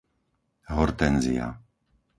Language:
Slovak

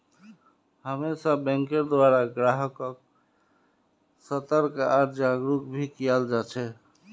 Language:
Magahi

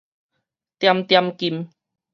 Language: Min Nan Chinese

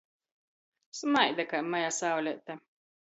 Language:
Latgalian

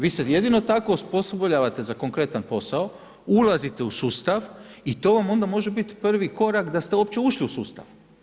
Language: Croatian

